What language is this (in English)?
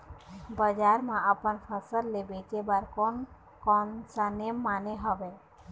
Chhattisgarhi